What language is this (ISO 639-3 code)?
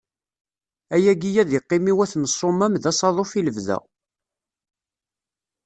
kab